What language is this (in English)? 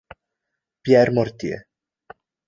Italian